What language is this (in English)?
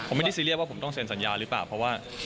Thai